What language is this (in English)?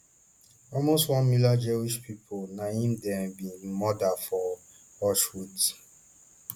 Nigerian Pidgin